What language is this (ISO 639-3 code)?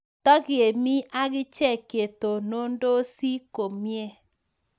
kln